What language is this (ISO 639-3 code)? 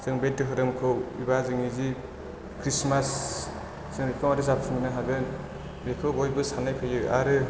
brx